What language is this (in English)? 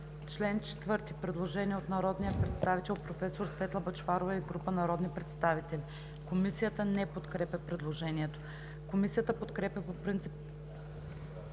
Bulgarian